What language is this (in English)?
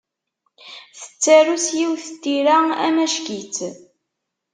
Kabyle